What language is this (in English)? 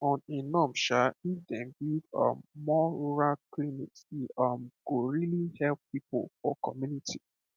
Nigerian Pidgin